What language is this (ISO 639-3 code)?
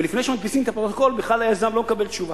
heb